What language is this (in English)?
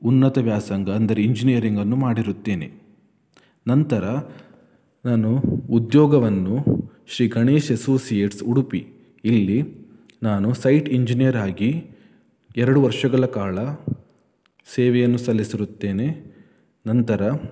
Kannada